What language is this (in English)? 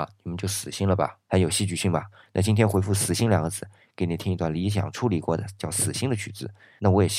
Chinese